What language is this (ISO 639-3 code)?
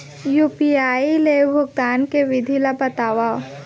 hne